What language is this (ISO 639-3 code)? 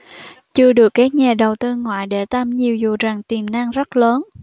vie